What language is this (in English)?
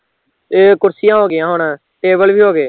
Punjabi